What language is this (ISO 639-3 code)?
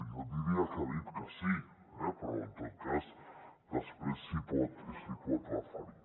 cat